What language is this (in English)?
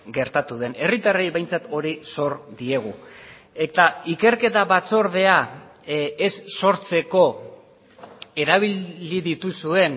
Basque